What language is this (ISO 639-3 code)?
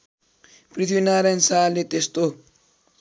nep